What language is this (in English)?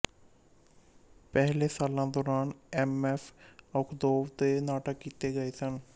Punjabi